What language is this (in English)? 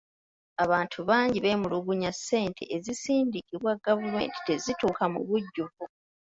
Ganda